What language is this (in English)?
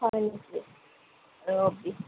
Assamese